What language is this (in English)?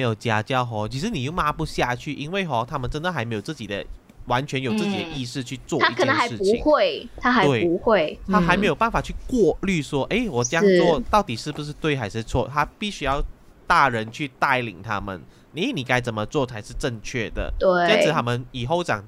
Chinese